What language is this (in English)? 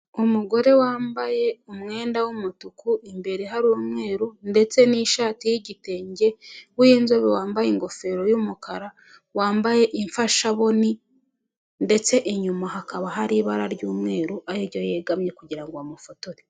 Kinyarwanda